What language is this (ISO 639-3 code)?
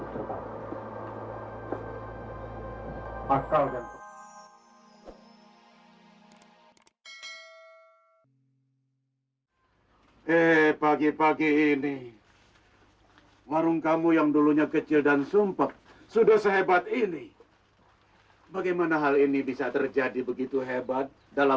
ind